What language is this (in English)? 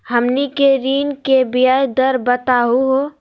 Magahi